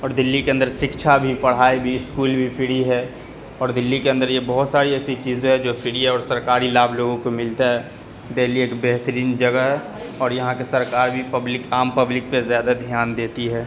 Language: Urdu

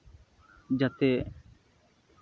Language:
Santali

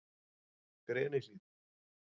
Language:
Icelandic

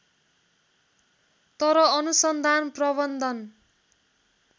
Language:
Nepali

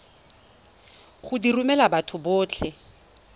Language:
Tswana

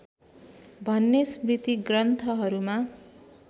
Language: Nepali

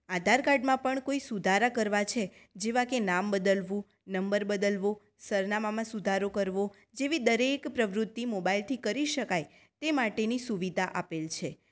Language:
Gujarati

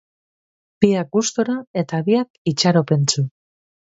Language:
Basque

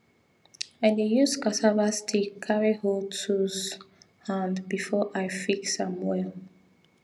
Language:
Nigerian Pidgin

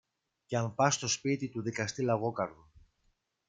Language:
Greek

